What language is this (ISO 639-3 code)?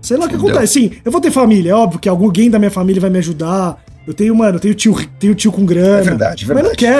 por